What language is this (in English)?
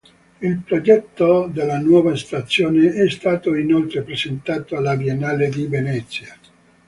Italian